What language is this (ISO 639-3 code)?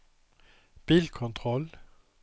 swe